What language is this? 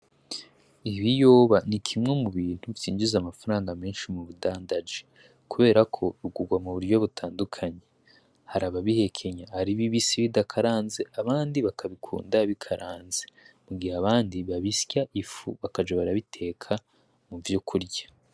Rundi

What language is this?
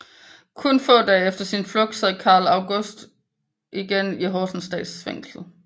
Danish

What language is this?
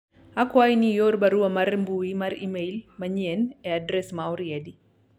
Luo (Kenya and Tanzania)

